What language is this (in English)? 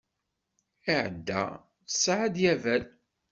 Kabyle